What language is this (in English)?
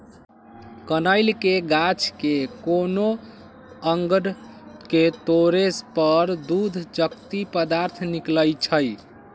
Magahi